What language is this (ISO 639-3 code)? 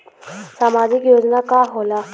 bho